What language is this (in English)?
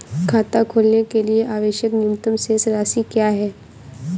Hindi